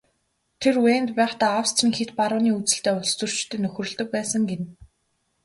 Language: Mongolian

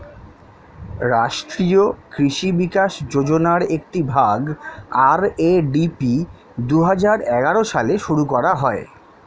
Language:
Bangla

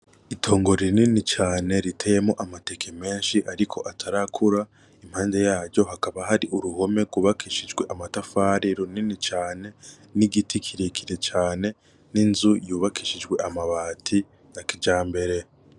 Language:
Rundi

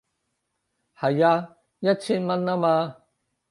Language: Cantonese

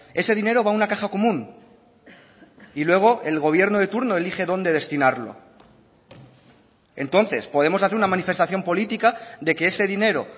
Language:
Spanish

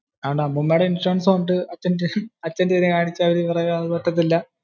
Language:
Malayalam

